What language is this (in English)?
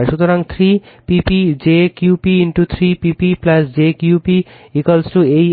Bangla